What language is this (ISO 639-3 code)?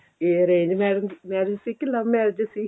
pan